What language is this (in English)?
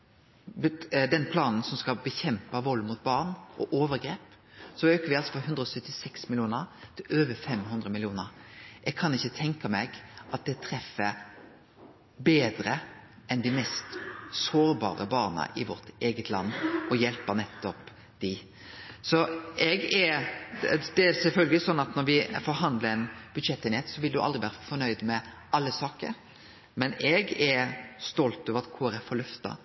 Norwegian Nynorsk